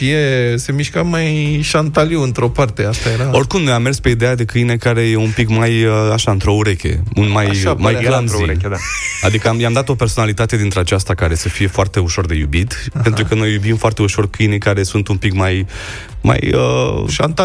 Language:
Romanian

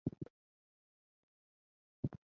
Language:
Chinese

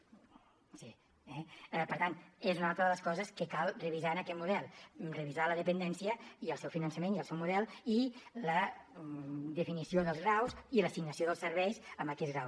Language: Catalan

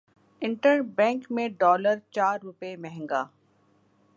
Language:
Urdu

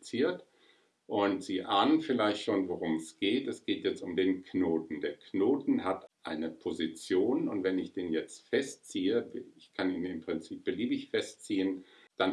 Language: German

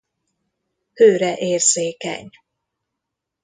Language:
Hungarian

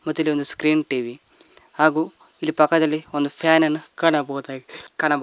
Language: Kannada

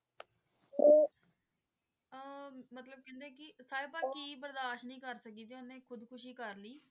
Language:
Punjabi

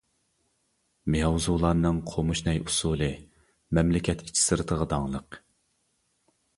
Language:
Uyghur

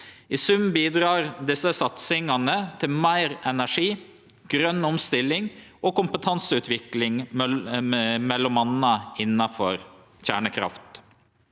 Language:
Norwegian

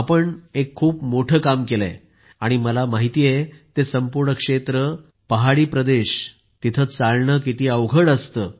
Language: Marathi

